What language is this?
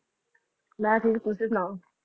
Punjabi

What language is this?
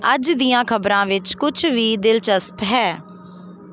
Punjabi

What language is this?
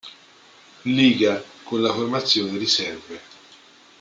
Italian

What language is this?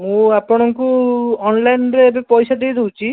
Odia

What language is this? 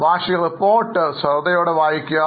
Malayalam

